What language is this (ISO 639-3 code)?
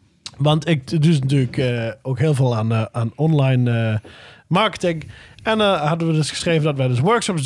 nld